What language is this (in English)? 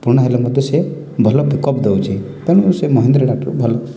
Odia